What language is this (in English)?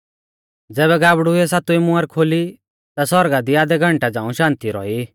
Mahasu Pahari